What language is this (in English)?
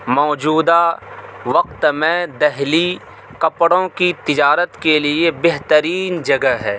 Urdu